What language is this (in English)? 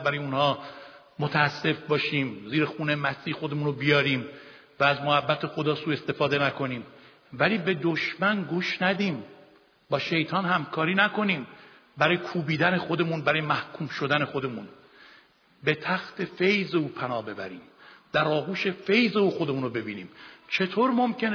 Persian